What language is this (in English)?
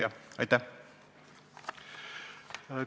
Estonian